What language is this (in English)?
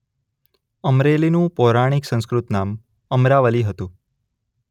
Gujarati